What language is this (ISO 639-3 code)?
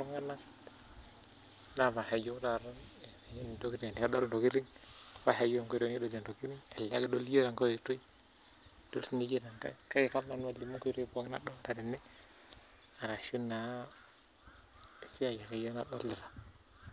mas